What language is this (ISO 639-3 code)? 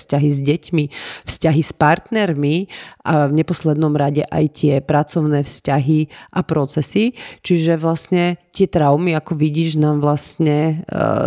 slk